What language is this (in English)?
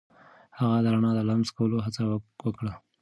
Pashto